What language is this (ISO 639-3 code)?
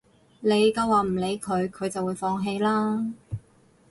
yue